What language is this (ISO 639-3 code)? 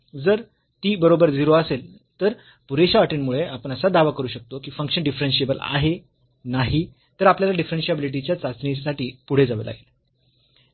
mar